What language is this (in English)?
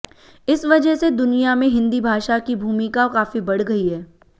Hindi